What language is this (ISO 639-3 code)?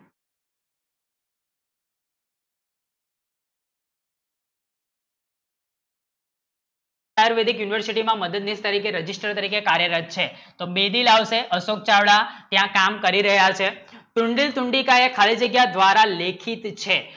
guj